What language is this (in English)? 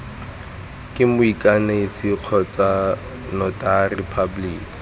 Tswana